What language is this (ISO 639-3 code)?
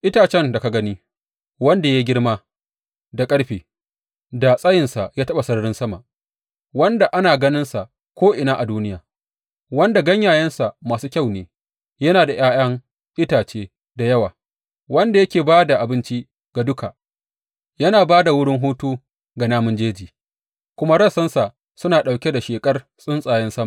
hau